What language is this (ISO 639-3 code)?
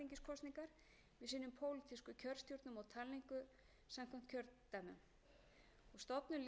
isl